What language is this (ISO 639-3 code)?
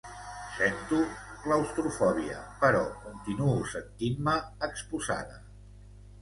cat